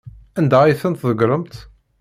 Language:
Kabyle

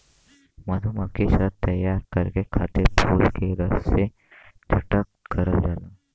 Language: Bhojpuri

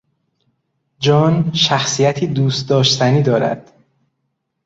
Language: Persian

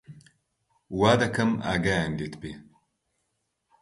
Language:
Central Kurdish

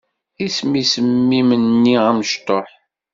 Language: Kabyle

